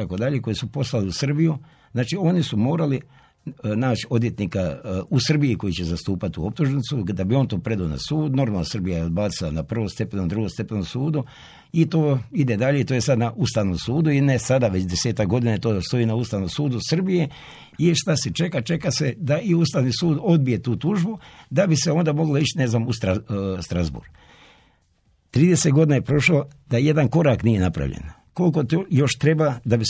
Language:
Croatian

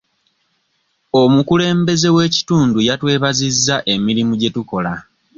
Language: Ganda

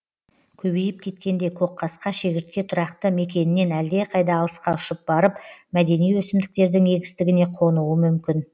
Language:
Kazakh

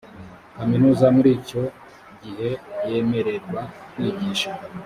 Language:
Kinyarwanda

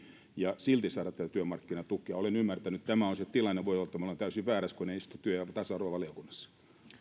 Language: Finnish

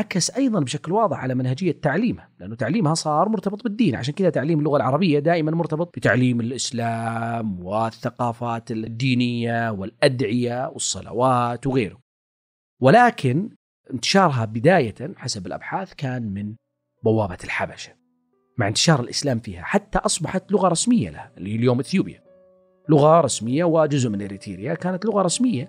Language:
Arabic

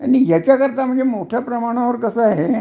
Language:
Marathi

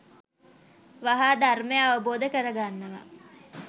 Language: Sinhala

